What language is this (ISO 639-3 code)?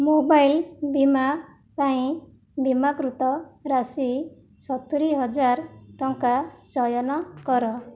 ori